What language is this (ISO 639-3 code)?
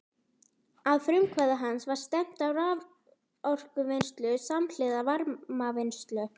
isl